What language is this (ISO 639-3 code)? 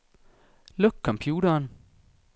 dan